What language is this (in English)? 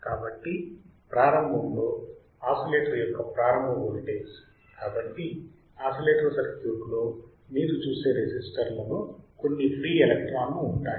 Telugu